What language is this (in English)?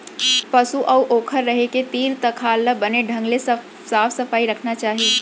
Chhattisgarhi